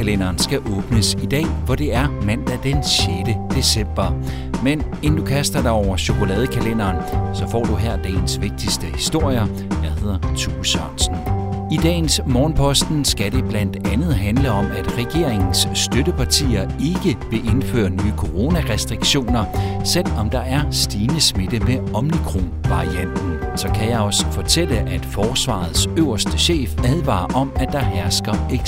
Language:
Danish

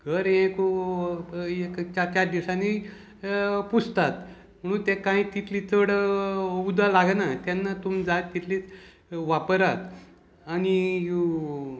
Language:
Konkani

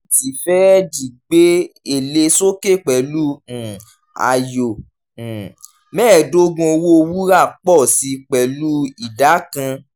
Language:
Yoruba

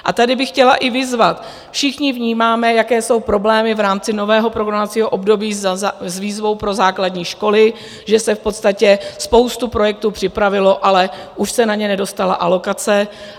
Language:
Czech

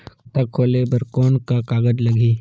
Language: Chhattisgarhi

